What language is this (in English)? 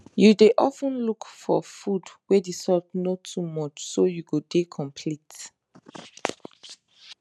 Nigerian Pidgin